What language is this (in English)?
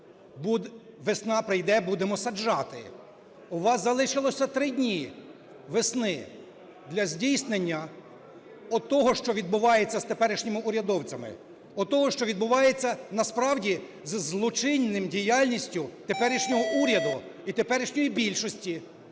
Ukrainian